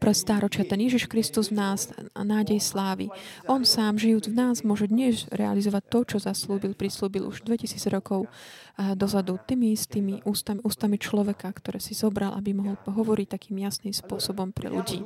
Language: Slovak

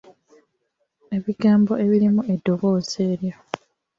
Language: Ganda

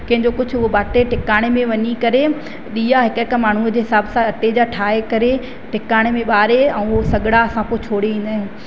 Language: Sindhi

